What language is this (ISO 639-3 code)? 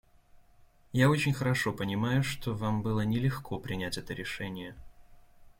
rus